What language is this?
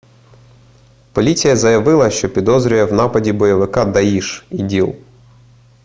Ukrainian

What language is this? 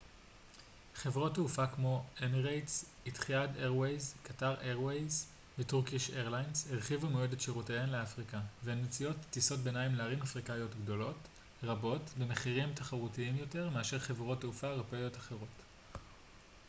Hebrew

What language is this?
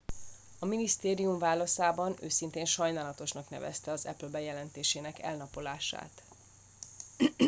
Hungarian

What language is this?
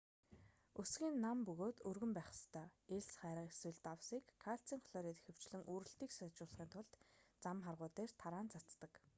Mongolian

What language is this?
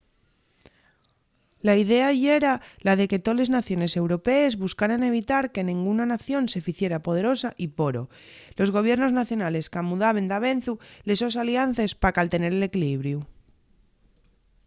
Asturian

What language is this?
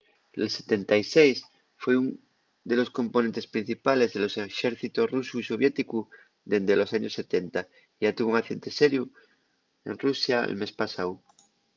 Asturian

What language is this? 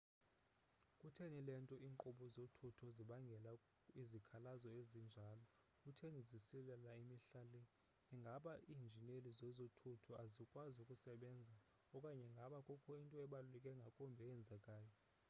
Xhosa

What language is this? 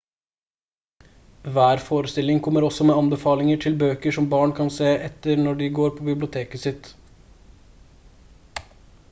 Norwegian Bokmål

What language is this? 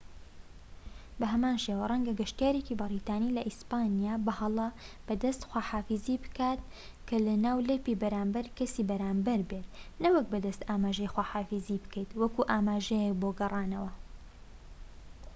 Central Kurdish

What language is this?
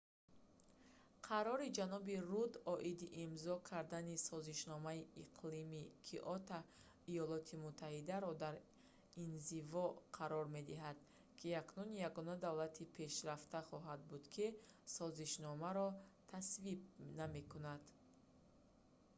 Tajik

